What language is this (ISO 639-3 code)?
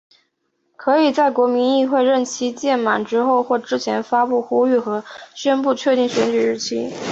zho